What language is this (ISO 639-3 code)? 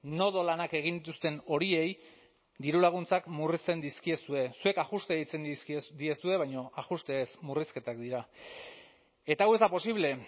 eus